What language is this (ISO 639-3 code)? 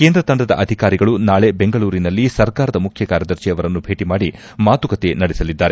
kan